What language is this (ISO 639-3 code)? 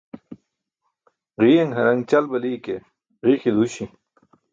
bsk